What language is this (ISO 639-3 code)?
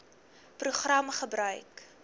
afr